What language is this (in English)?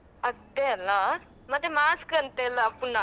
Kannada